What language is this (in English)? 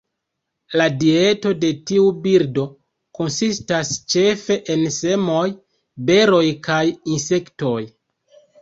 Esperanto